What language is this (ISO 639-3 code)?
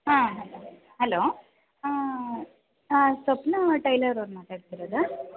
kan